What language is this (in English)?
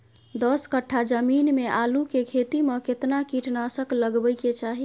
Maithili